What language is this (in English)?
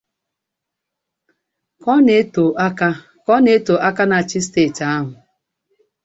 Igbo